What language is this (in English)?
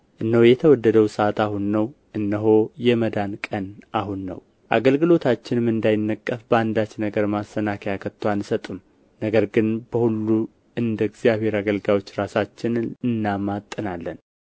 Amharic